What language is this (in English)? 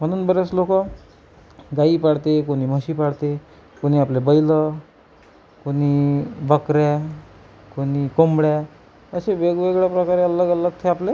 Marathi